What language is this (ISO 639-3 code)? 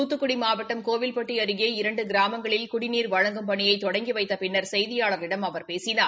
tam